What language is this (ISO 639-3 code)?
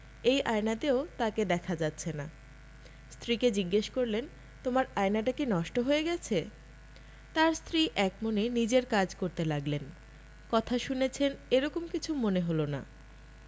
ben